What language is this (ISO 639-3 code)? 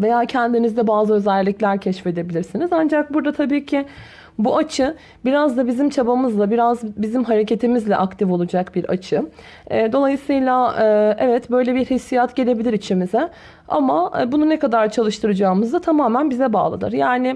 tur